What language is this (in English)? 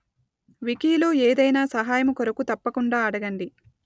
Telugu